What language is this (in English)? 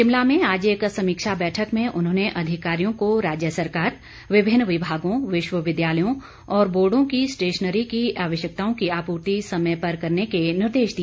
Hindi